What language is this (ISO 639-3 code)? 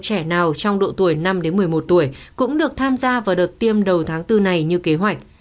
vie